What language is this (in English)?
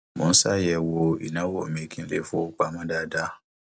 Yoruba